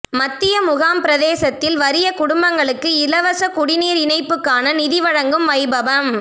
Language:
Tamil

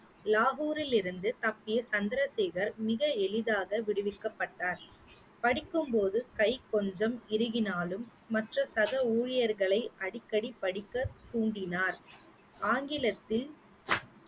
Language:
Tamil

